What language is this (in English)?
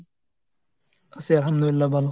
Bangla